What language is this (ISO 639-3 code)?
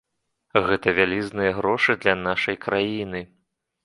bel